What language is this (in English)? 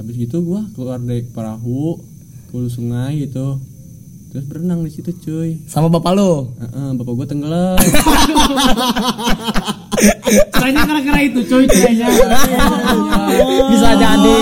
Indonesian